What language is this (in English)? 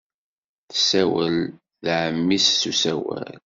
Kabyle